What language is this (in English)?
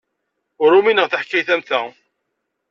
Kabyle